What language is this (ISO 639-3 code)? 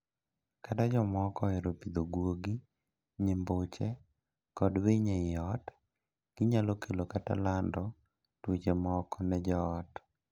luo